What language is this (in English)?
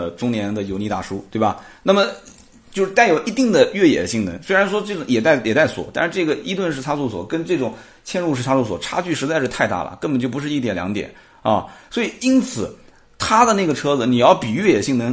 Chinese